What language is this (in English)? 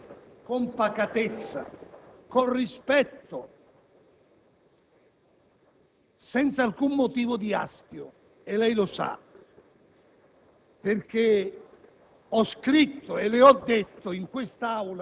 Italian